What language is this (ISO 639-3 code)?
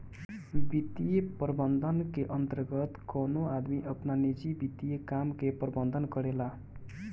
bho